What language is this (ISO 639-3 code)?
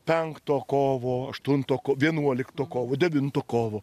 lit